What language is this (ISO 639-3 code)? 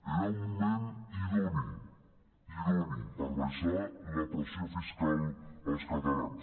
cat